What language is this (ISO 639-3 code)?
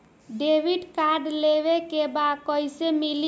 bho